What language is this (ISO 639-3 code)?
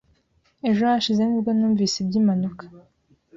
kin